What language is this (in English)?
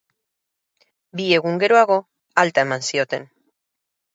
Basque